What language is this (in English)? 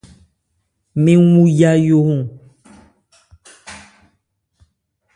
Ebrié